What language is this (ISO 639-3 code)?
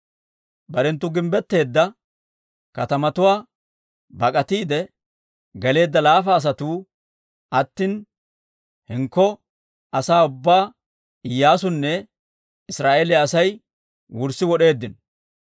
dwr